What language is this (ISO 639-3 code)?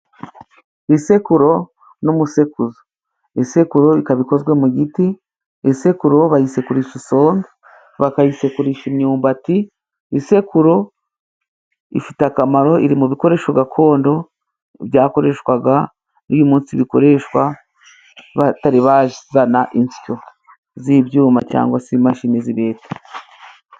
kin